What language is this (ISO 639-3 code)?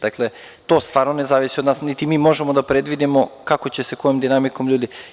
srp